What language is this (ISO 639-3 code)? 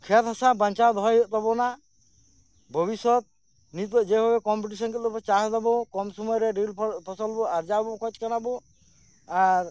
sat